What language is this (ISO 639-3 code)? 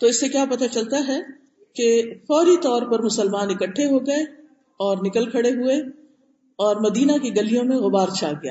urd